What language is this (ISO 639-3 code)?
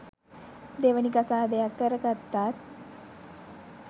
sin